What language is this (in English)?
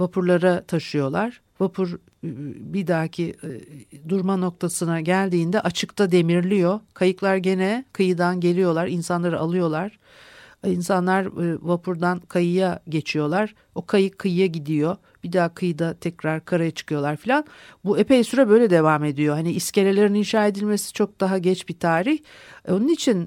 Turkish